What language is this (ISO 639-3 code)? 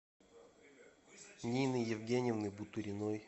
rus